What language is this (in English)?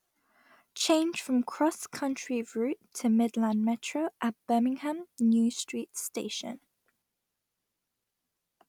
English